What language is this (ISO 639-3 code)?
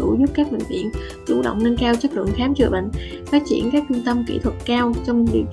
vie